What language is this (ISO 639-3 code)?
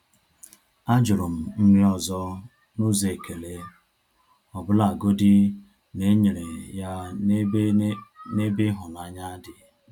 ibo